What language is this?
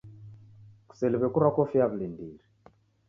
Taita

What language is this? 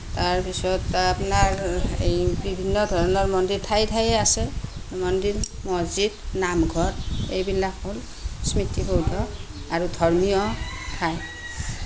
Assamese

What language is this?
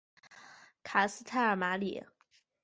Chinese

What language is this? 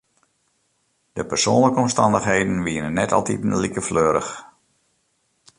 Western Frisian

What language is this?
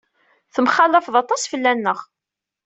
Kabyle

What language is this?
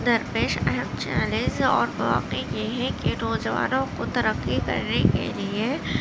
Urdu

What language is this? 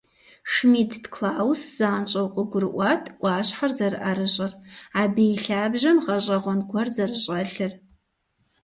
Kabardian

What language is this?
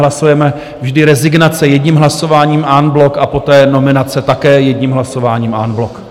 Czech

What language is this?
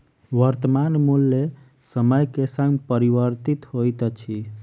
Maithili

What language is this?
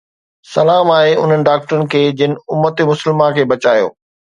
Sindhi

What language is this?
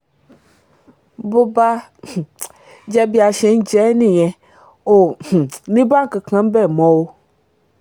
Yoruba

